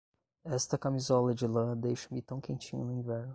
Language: Portuguese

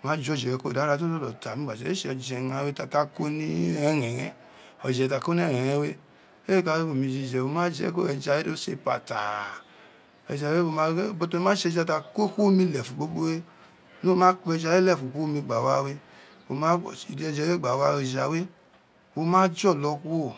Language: Isekiri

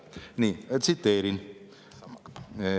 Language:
Estonian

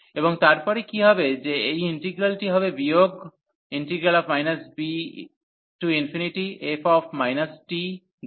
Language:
Bangla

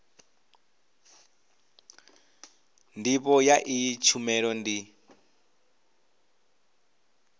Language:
Venda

